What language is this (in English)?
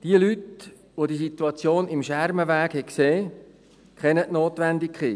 Swiss German